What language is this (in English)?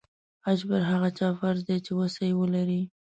Pashto